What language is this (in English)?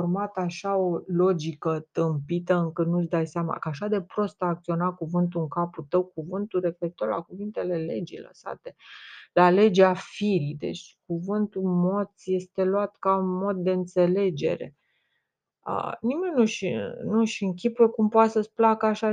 Romanian